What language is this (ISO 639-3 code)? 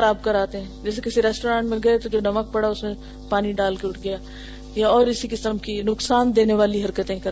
urd